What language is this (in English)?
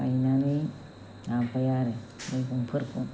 Bodo